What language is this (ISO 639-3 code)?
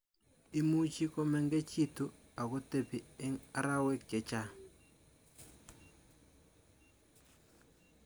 kln